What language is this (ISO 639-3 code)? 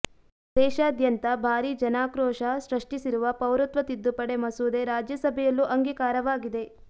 kan